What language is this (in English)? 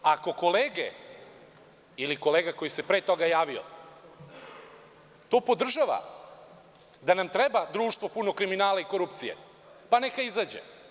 Serbian